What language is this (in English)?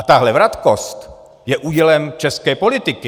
Czech